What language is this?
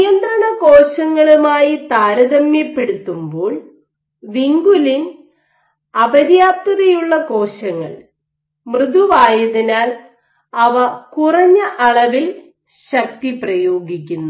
Malayalam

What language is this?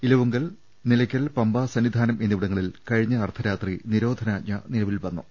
Malayalam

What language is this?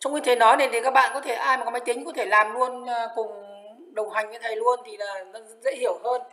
Vietnamese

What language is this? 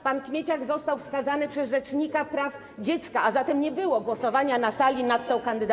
Polish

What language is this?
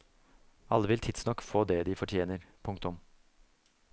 Norwegian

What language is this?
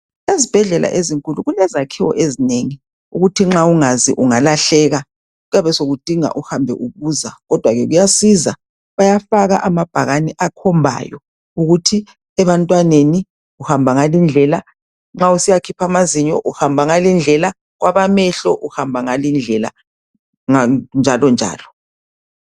North Ndebele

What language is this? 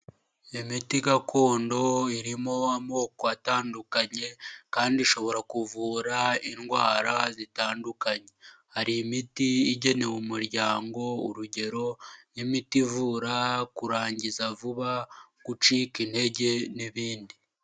Kinyarwanda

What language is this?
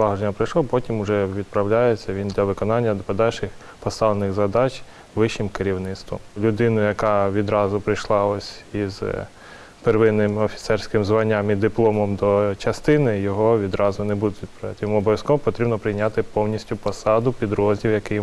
Ukrainian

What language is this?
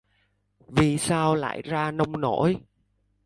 Vietnamese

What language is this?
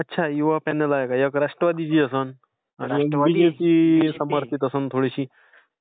Marathi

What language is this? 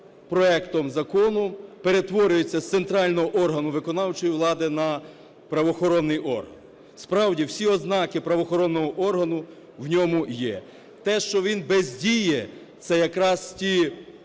Ukrainian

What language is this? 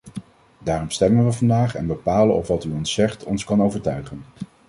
Dutch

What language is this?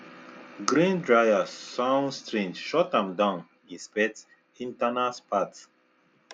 Nigerian Pidgin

